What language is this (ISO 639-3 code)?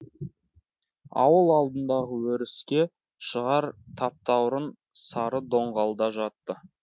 kaz